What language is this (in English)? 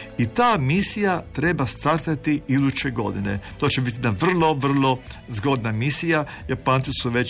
Croatian